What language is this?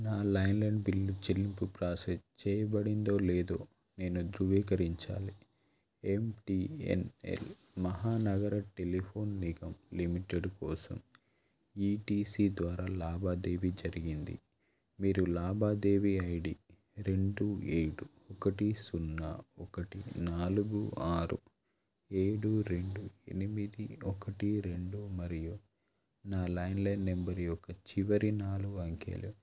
Telugu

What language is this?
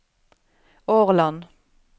Norwegian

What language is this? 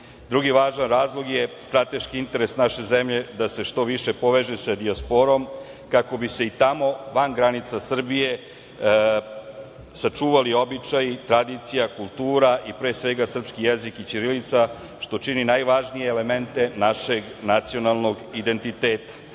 Serbian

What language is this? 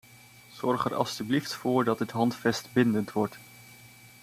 Dutch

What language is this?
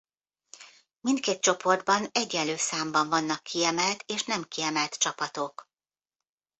Hungarian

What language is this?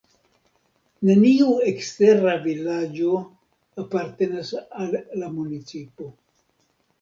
Esperanto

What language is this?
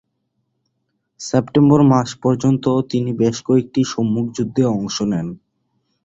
Bangla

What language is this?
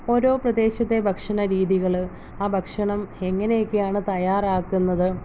Malayalam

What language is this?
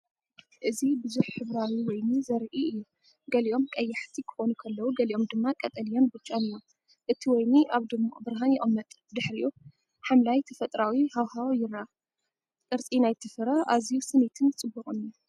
Tigrinya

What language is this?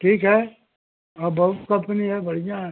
Hindi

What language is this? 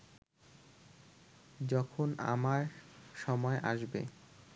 Bangla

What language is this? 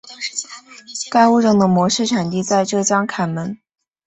Chinese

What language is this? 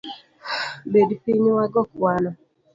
Luo (Kenya and Tanzania)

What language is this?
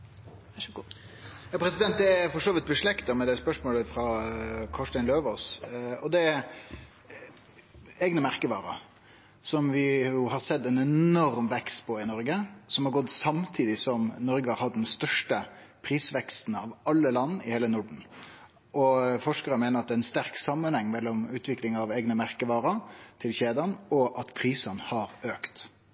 Norwegian Nynorsk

